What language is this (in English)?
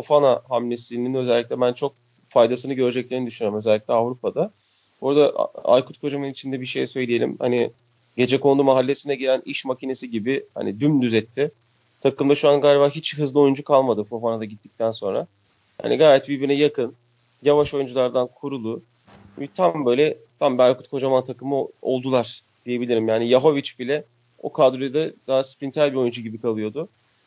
Turkish